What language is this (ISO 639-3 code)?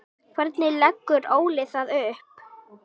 isl